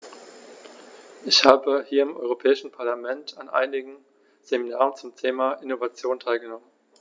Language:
German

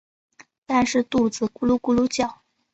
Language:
Chinese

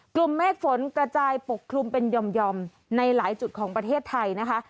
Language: Thai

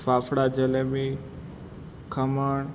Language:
Gujarati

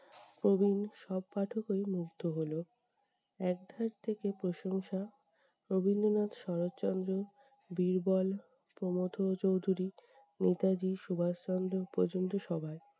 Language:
Bangla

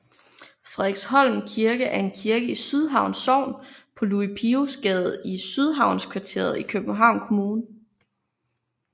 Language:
Danish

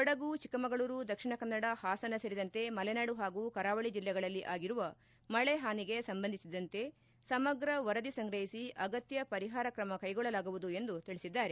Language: Kannada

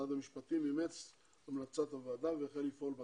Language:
Hebrew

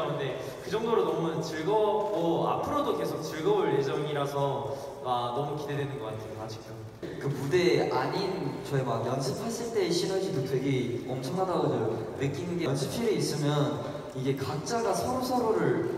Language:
Korean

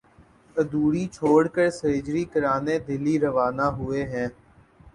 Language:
Urdu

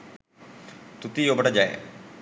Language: Sinhala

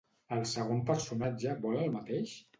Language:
Catalan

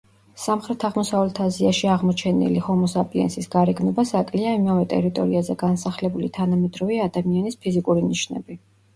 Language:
Georgian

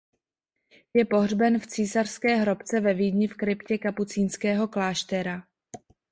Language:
Czech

